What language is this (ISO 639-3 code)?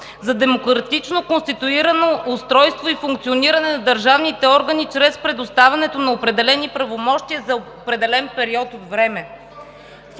bul